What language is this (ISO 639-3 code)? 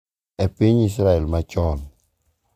luo